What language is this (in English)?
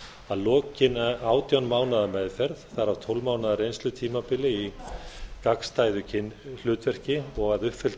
Icelandic